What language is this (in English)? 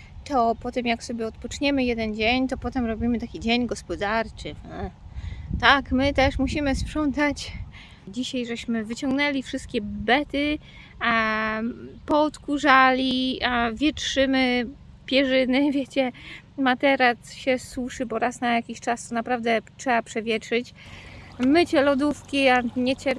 Polish